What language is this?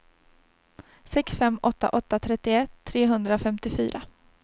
Swedish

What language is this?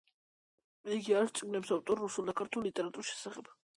Georgian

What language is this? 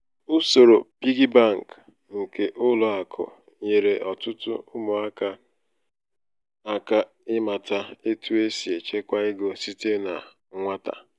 Igbo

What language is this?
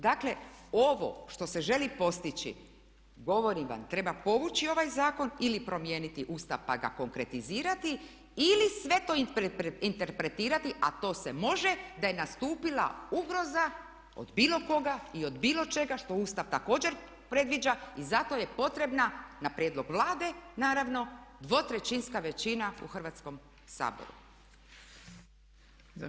Croatian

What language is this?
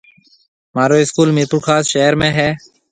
Marwari (Pakistan)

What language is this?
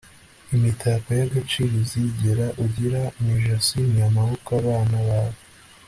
Kinyarwanda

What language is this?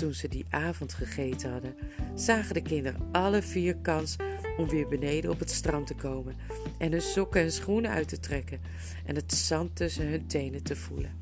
Dutch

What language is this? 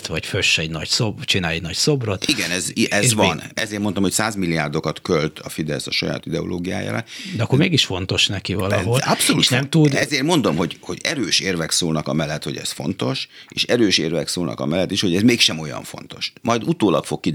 Hungarian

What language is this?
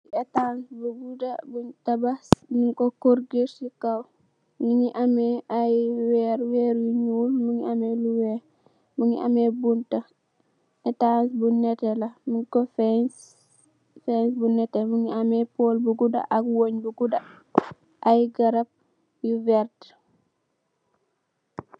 Wolof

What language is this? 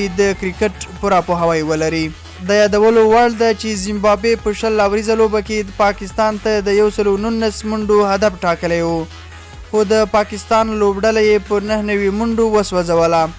Pashto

